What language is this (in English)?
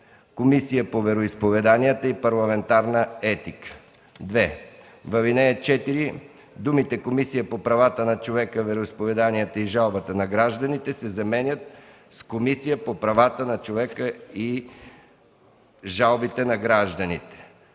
Bulgarian